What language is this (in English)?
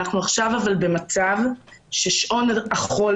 Hebrew